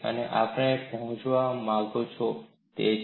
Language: Gujarati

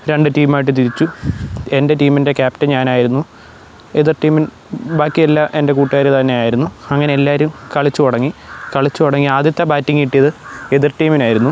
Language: Malayalam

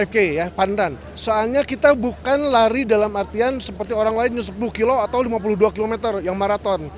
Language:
Indonesian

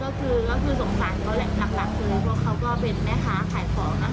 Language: Thai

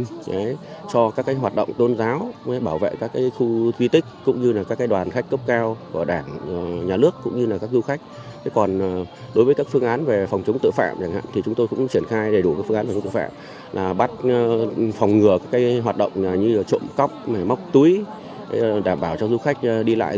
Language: Vietnamese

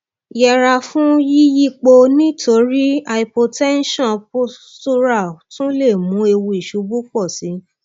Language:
Yoruba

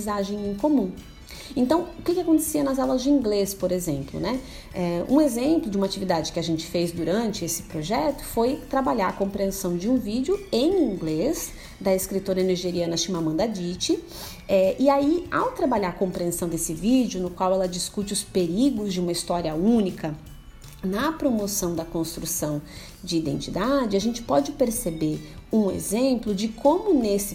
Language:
Portuguese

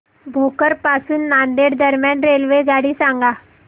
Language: Marathi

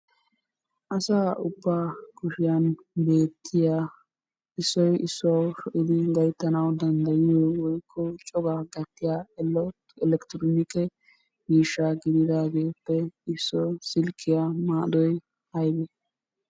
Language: Wolaytta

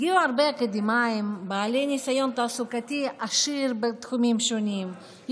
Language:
Hebrew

